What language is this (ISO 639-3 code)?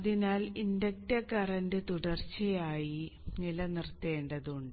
mal